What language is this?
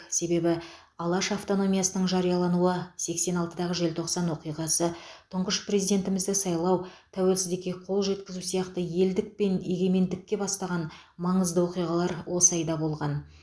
Kazakh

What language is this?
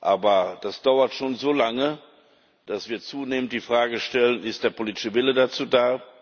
German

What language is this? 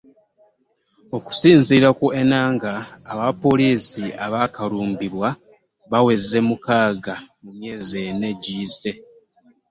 Ganda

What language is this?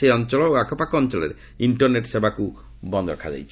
Odia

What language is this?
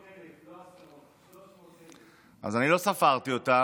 Hebrew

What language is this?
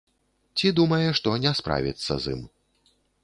Belarusian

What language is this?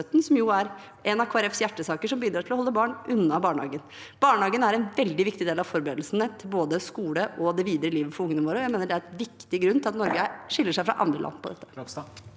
Norwegian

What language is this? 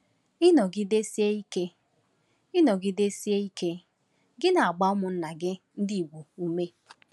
Igbo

